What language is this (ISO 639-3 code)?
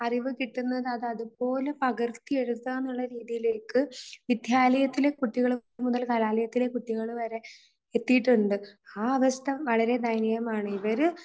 mal